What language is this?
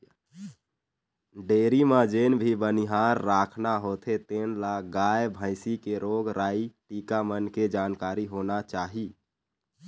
Chhattisgarhi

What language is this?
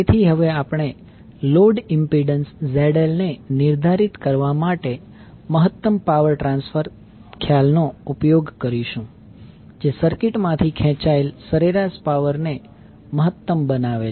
Gujarati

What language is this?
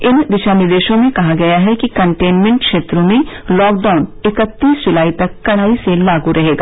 Hindi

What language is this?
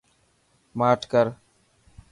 Dhatki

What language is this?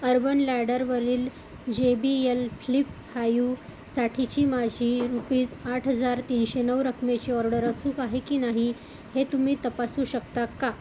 Marathi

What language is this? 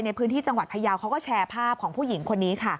Thai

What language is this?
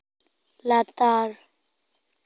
Santali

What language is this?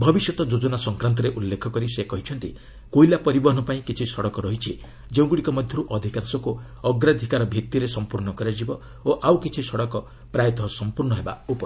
Odia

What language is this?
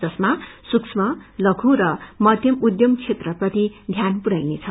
Nepali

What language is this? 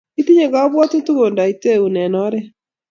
Kalenjin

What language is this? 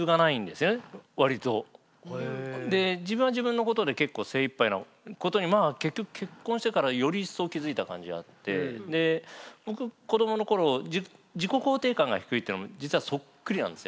Japanese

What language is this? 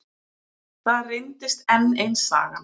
Icelandic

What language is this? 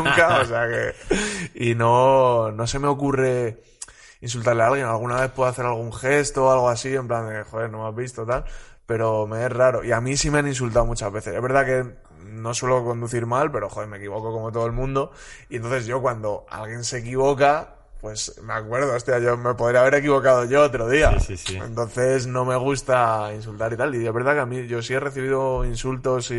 Spanish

